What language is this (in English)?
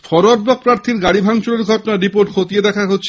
Bangla